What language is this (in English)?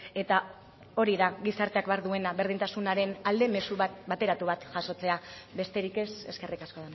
Basque